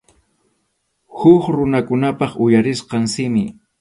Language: Arequipa-La Unión Quechua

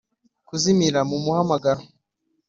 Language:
Kinyarwanda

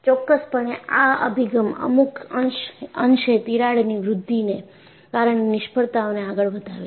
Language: Gujarati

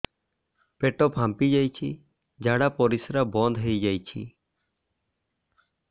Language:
Odia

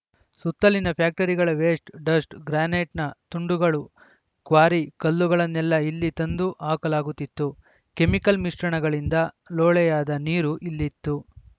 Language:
Kannada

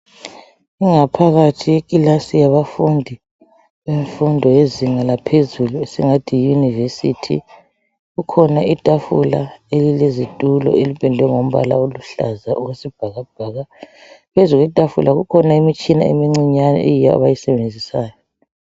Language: North Ndebele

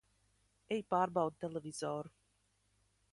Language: Latvian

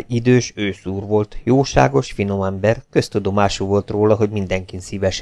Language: Hungarian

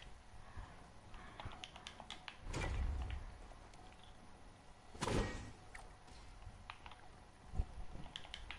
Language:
Spanish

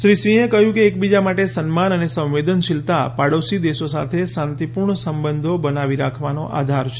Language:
Gujarati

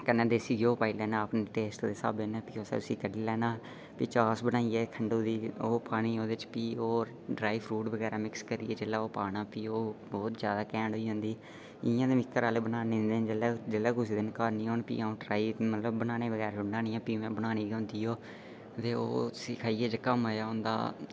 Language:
Dogri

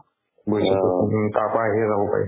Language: Assamese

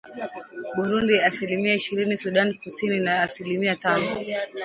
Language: Swahili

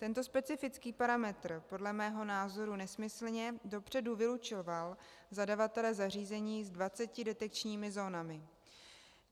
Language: Czech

